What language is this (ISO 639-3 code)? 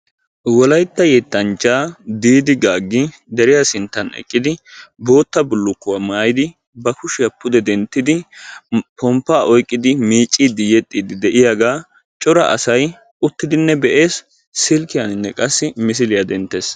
wal